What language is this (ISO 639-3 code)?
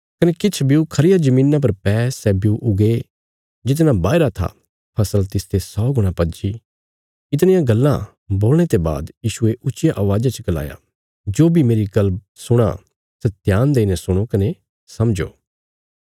kfs